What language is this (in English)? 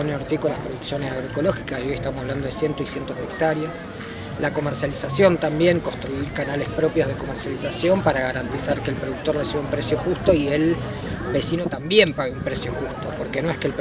Spanish